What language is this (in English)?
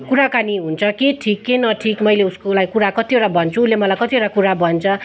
Nepali